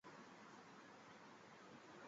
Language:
Chinese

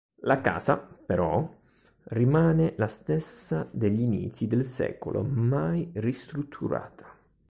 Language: Italian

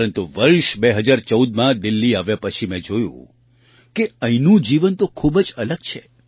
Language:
Gujarati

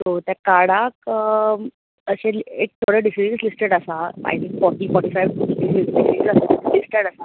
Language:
Konkani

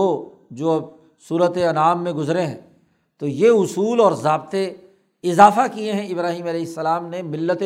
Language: Urdu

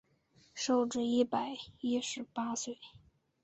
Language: Chinese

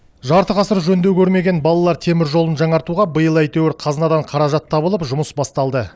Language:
Kazakh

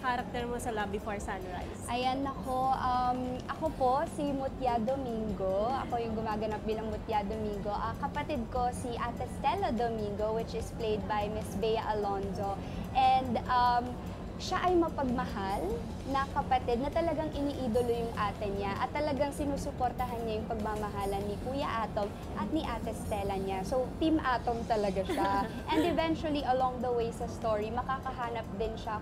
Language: Filipino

